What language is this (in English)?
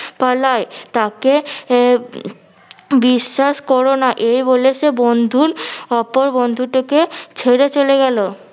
Bangla